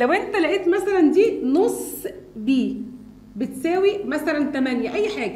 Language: Arabic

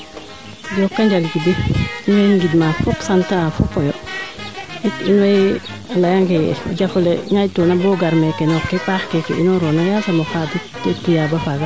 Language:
Serer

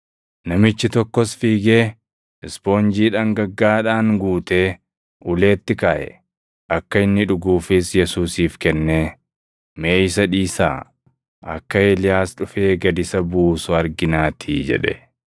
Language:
Oromo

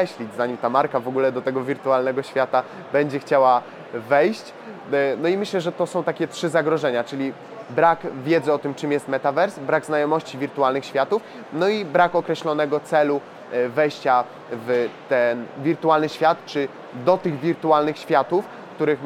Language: Polish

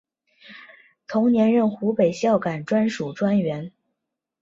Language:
Chinese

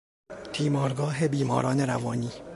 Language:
Persian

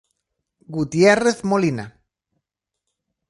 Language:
Galician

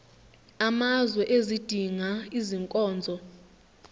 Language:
Zulu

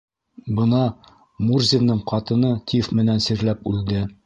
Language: Bashkir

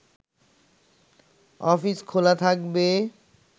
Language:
Bangla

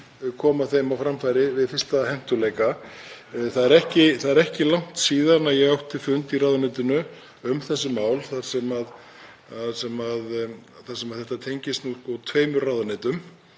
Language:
Icelandic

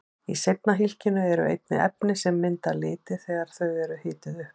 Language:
Icelandic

